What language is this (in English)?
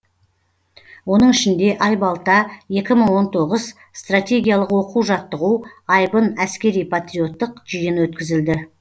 Kazakh